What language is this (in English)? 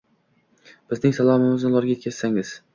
Uzbek